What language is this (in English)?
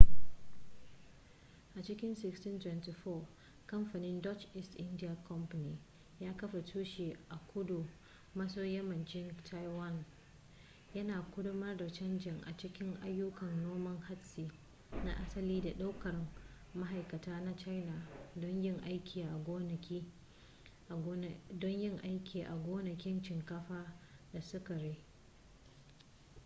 Hausa